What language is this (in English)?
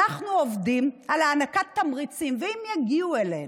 Hebrew